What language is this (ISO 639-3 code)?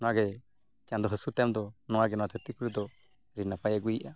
sat